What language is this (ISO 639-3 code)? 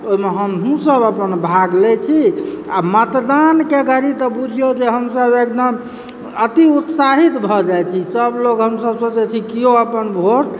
mai